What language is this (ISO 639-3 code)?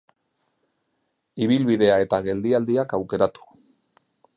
eus